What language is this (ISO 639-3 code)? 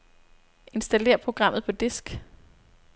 dan